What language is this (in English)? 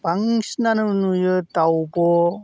Bodo